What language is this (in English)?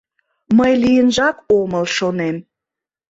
Mari